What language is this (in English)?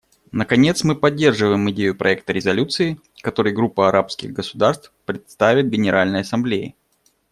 Russian